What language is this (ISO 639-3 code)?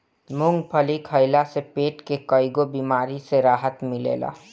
bho